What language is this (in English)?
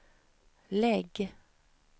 Swedish